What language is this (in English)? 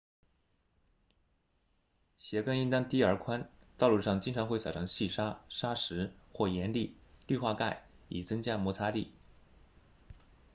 Chinese